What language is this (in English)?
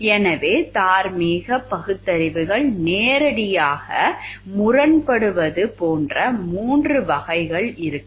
Tamil